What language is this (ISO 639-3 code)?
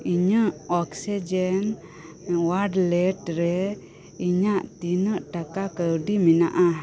sat